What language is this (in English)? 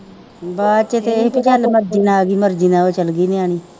Punjabi